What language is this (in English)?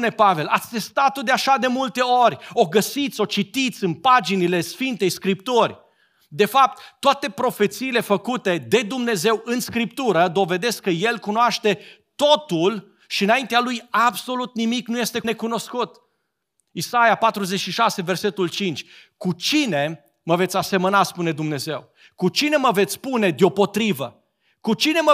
Romanian